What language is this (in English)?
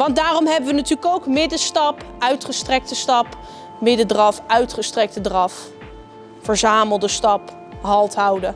Dutch